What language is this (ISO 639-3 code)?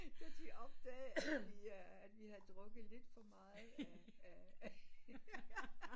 dan